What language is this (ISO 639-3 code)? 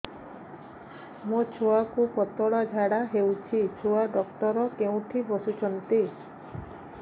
ori